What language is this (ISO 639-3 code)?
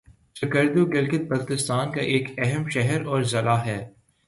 urd